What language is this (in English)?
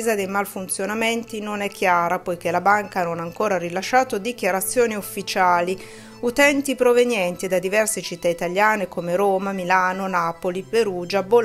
Italian